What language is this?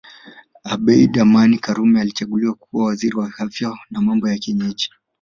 Swahili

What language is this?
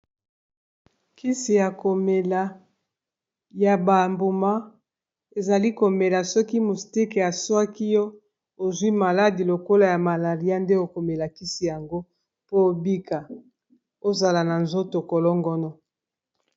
Lingala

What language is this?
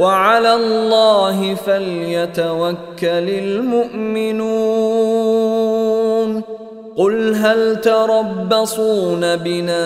Arabic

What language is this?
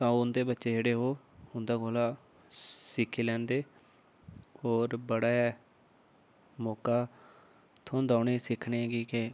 Dogri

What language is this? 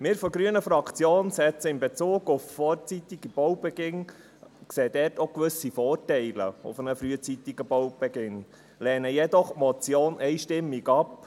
Swiss German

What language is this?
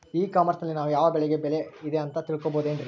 Kannada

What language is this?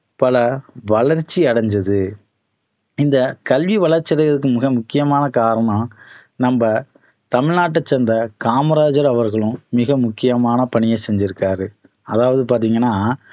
Tamil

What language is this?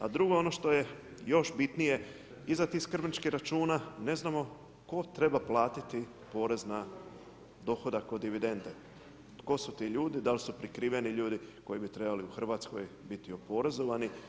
Croatian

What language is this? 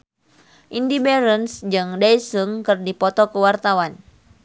Sundanese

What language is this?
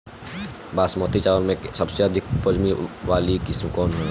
Bhojpuri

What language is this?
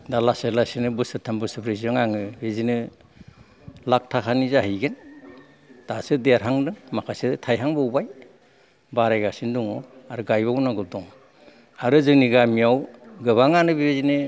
Bodo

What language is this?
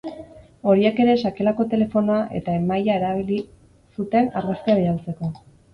Basque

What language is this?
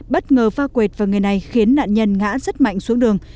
Vietnamese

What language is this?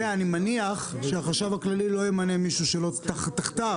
Hebrew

